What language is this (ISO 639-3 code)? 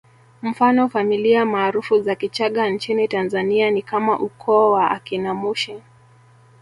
swa